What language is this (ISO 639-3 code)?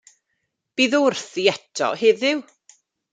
cym